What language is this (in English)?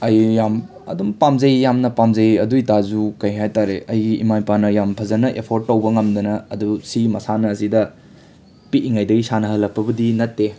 Manipuri